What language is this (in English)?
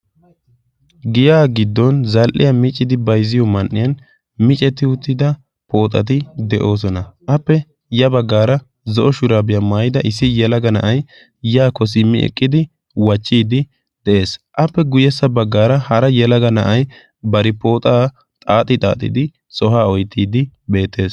Wolaytta